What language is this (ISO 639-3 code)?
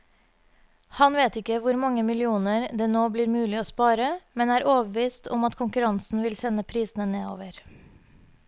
nor